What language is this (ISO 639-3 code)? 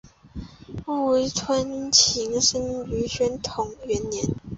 zho